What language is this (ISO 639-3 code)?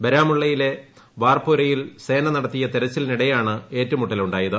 mal